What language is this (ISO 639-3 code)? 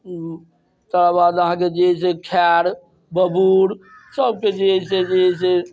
mai